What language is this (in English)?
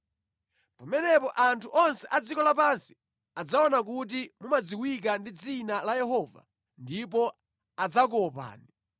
Nyanja